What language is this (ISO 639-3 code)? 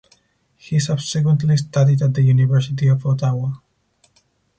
eng